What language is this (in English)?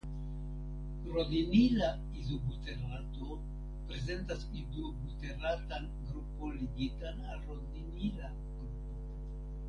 Esperanto